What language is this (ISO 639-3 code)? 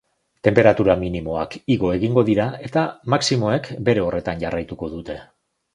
eus